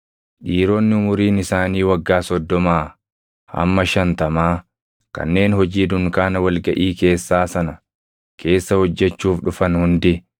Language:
Oromo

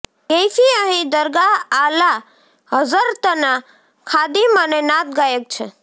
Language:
Gujarati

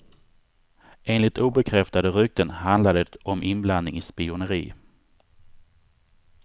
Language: Swedish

